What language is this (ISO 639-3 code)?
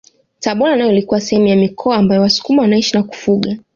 swa